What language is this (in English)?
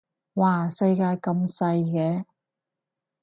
Cantonese